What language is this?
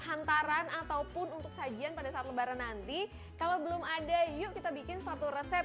Indonesian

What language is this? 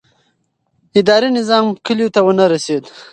Pashto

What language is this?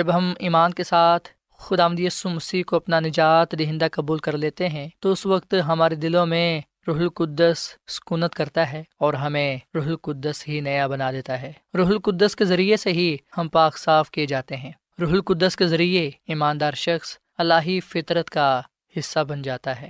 Urdu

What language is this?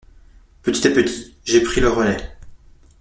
French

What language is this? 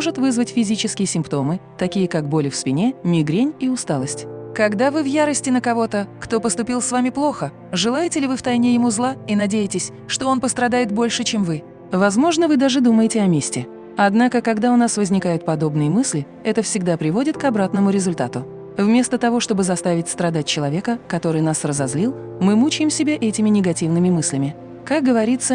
Russian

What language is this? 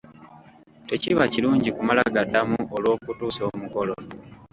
Ganda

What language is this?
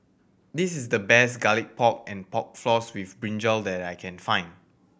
English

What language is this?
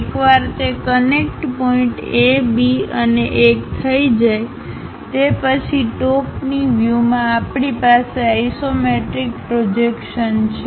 Gujarati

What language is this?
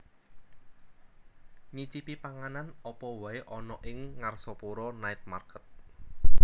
Javanese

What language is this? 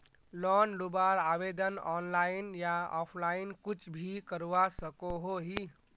Magahi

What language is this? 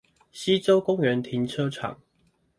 Chinese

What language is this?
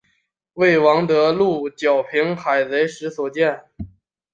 Chinese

